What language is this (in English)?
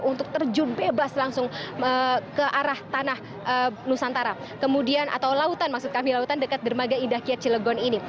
Indonesian